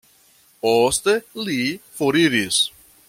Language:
Esperanto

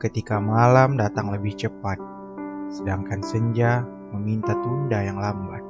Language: Indonesian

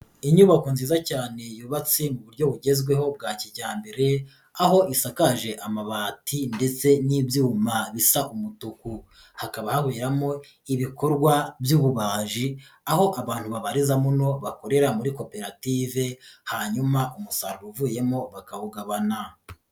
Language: Kinyarwanda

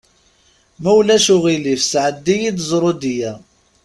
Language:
Kabyle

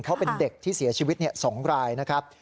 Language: Thai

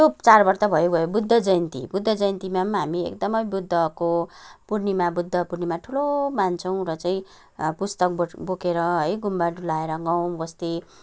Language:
Nepali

